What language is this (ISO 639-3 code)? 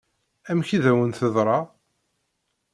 kab